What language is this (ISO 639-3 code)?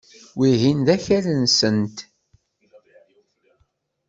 kab